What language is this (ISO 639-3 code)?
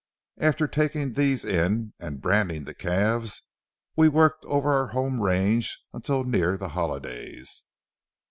eng